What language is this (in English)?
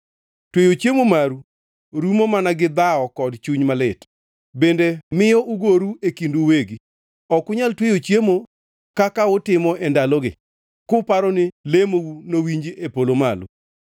Luo (Kenya and Tanzania)